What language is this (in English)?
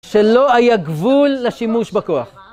Hebrew